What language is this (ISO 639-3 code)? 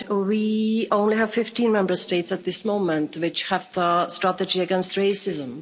eng